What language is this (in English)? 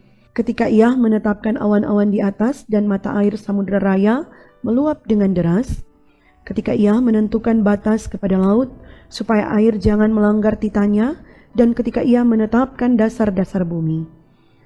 Indonesian